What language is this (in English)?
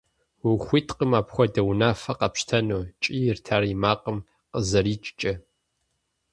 Kabardian